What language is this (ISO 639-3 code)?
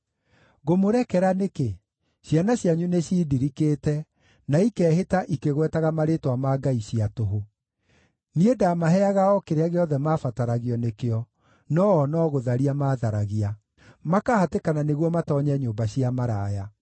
kik